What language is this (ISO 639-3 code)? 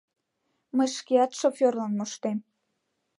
chm